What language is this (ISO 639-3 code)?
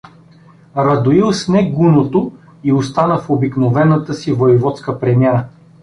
bul